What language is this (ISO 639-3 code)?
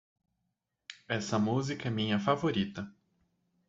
por